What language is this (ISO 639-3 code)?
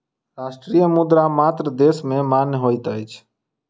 mai